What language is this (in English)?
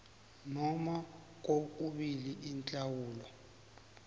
South Ndebele